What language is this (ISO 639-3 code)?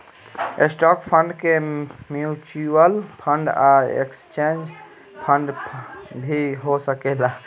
bho